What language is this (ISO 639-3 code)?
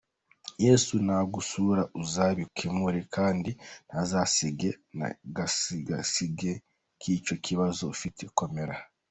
kin